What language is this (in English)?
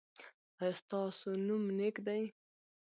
Pashto